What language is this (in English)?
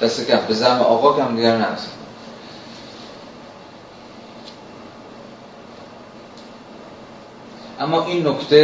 Persian